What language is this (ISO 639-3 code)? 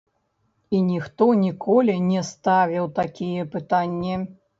bel